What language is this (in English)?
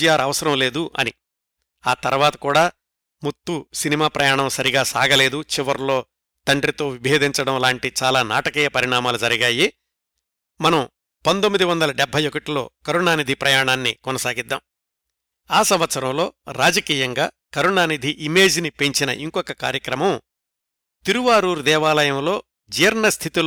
Telugu